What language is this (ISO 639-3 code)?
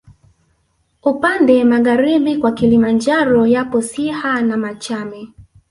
swa